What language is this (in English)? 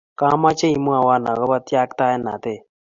Kalenjin